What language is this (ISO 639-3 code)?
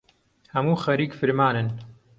ckb